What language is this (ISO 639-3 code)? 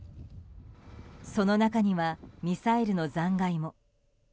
jpn